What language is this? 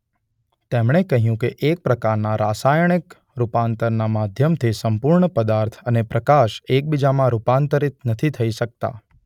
Gujarati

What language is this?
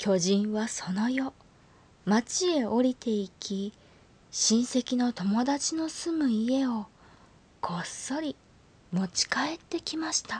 Japanese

